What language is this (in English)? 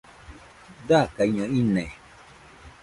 Nüpode Huitoto